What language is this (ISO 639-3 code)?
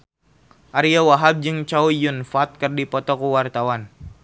sun